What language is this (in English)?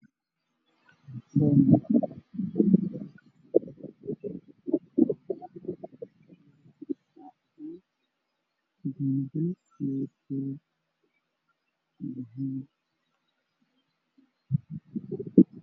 Somali